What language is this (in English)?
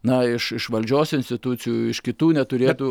Lithuanian